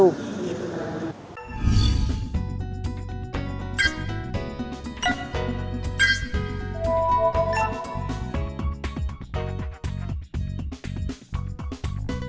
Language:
Vietnamese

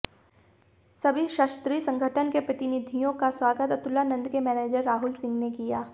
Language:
Hindi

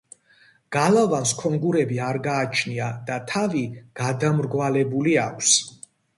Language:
Georgian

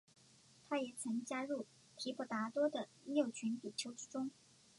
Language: Chinese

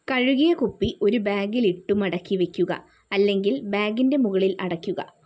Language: Malayalam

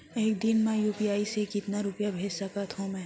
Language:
Chhattisgarhi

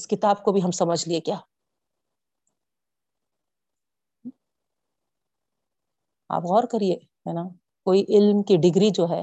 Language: Urdu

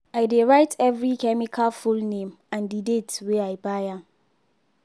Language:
Nigerian Pidgin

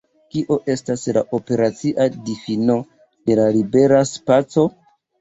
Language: Esperanto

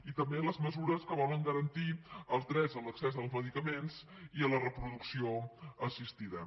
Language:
Catalan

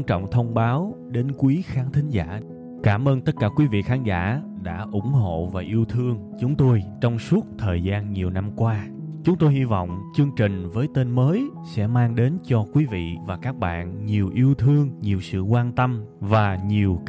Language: Vietnamese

